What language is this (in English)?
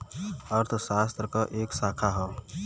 Bhojpuri